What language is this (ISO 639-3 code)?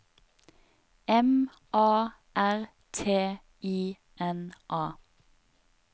nor